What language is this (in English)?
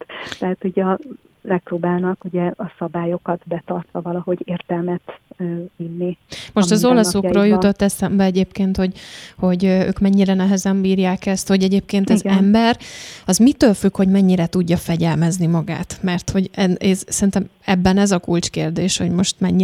Hungarian